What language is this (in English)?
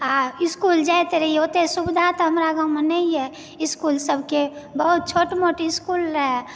Maithili